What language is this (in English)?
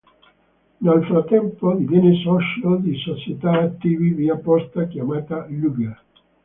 Italian